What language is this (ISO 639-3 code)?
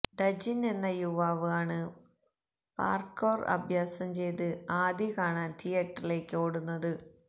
mal